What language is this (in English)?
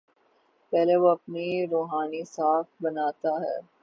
Urdu